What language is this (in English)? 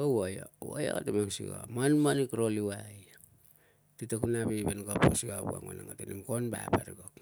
Tungag